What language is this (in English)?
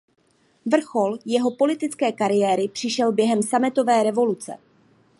Czech